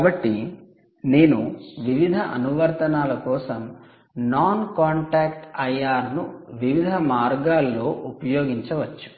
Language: Telugu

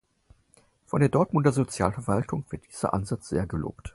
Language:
German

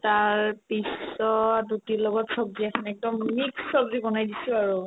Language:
Assamese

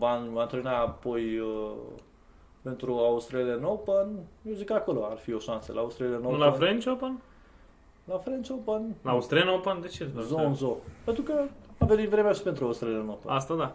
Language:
Romanian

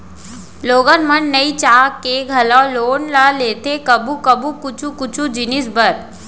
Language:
Chhattisgarhi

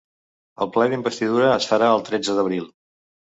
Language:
Catalan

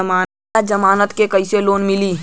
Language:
Bhojpuri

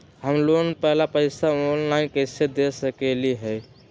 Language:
Magahi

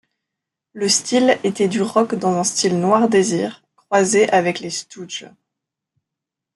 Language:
French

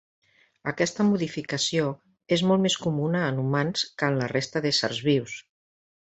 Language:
Catalan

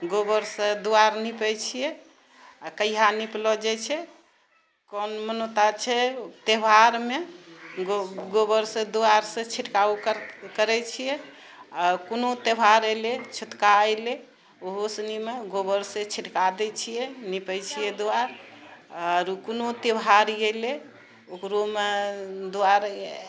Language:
Maithili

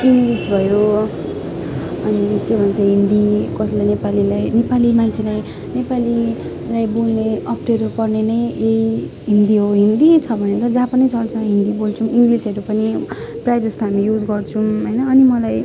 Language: Nepali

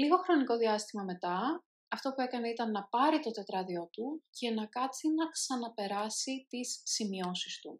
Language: Greek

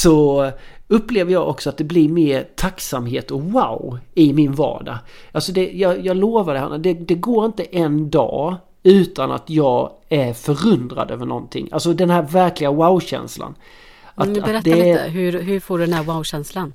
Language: Swedish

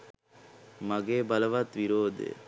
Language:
Sinhala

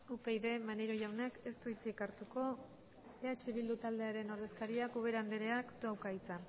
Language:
Basque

